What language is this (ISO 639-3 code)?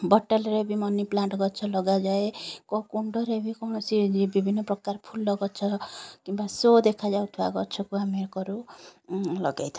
ori